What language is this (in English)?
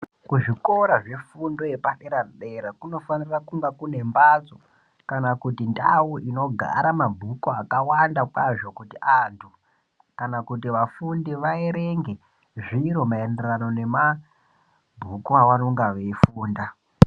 Ndau